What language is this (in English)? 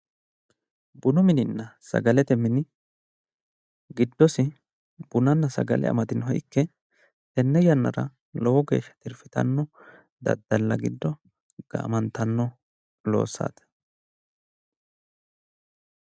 Sidamo